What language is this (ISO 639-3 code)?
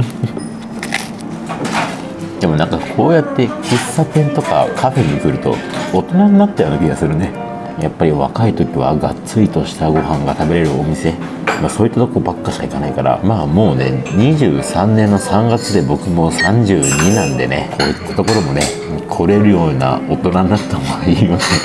jpn